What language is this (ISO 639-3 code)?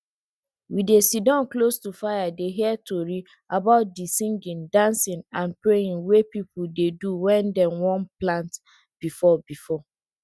pcm